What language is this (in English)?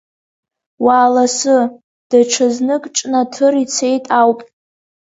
Abkhazian